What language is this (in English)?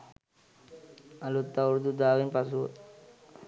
Sinhala